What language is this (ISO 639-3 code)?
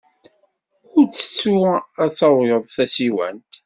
kab